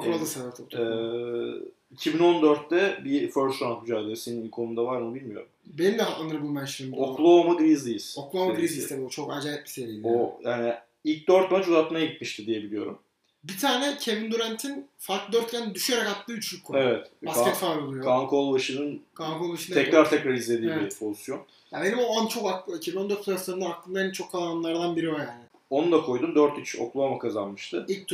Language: Turkish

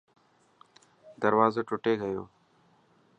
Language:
Dhatki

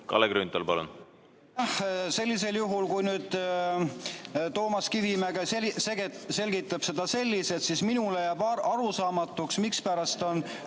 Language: Estonian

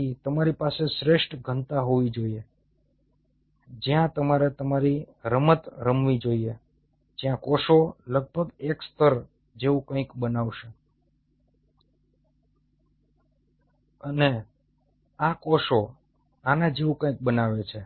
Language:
Gujarati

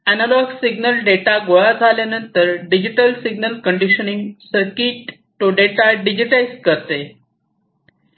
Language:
Marathi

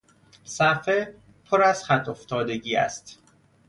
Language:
Persian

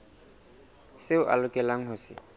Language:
Southern Sotho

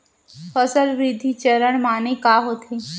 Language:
Chhattisgarhi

